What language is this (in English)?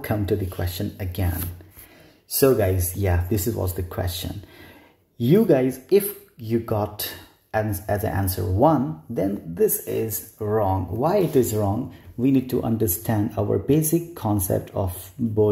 English